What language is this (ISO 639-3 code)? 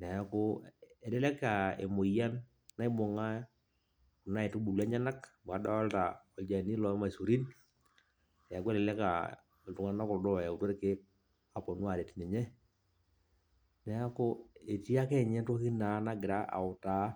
mas